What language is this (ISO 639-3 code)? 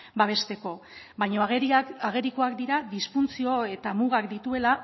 eus